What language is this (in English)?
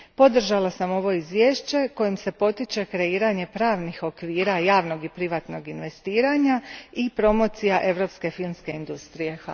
Croatian